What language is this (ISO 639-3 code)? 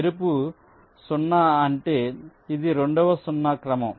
tel